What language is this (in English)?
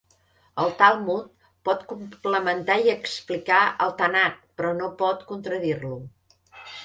Catalan